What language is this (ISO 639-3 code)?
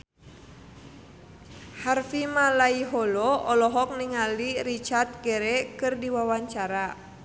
sun